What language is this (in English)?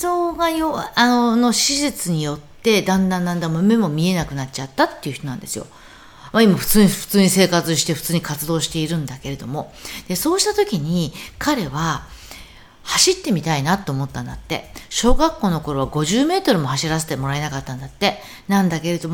Japanese